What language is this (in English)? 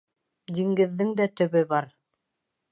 Bashkir